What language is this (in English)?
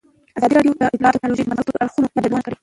Pashto